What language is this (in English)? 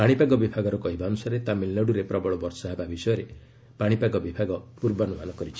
Odia